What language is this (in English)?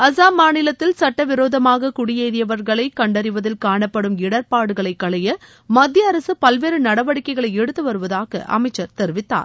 Tamil